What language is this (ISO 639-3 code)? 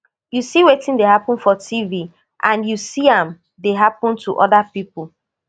pcm